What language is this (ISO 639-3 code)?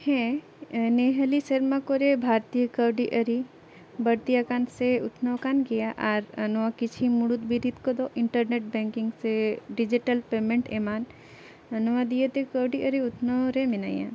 sat